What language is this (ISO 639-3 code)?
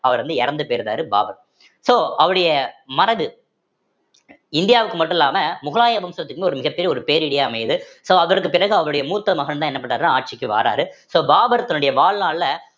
tam